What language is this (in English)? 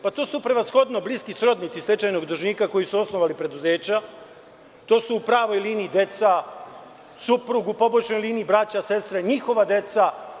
Serbian